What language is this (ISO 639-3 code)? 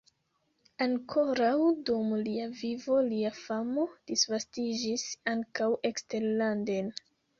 epo